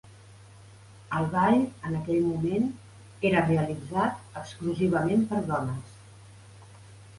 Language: Catalan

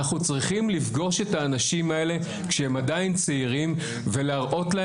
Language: Hebrew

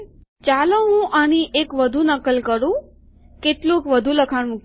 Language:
Gujarati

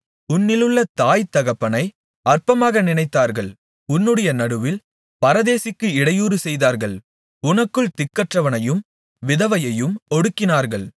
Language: Tamil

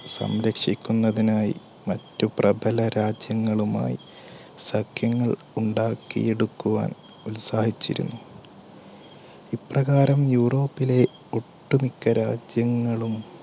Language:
Malayalam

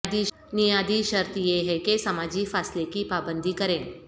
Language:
Urdu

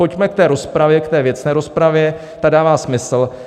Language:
Czech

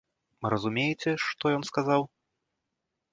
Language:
Belarusian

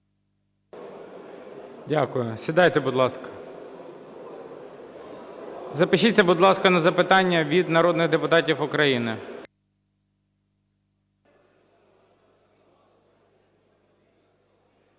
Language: Ukrainian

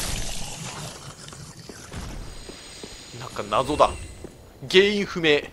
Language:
Japanese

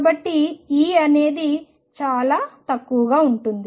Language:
Telugu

